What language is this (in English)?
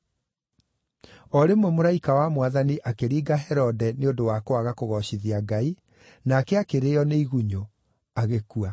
Kikuyu